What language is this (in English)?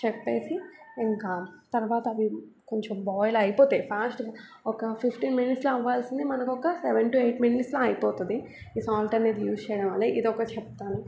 Telugu